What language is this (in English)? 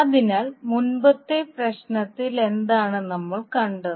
Malayalam